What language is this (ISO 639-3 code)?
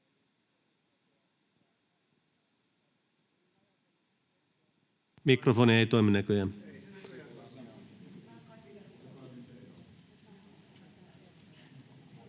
fin